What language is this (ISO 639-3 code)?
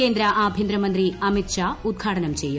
mal